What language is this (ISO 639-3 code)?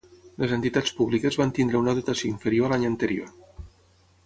cat